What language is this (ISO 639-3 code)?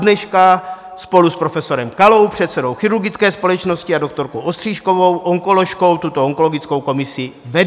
ces